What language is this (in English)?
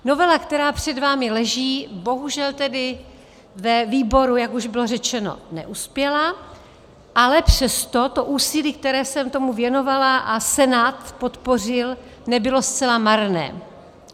Czech